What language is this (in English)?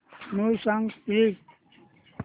Marathi